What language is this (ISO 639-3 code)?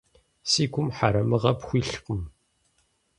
kbd